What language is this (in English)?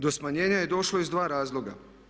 Croatian